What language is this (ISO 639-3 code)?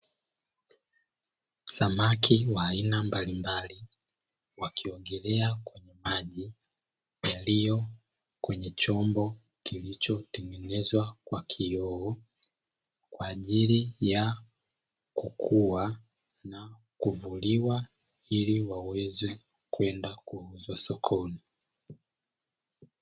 swa